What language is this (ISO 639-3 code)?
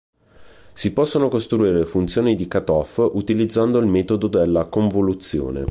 ita